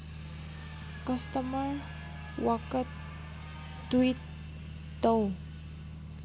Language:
Manipuri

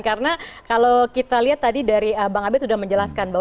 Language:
Indonesian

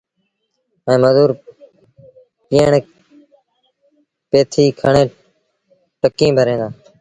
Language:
Sindhi Bhil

